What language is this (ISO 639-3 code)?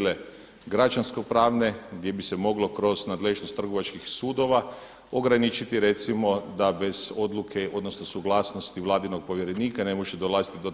hrv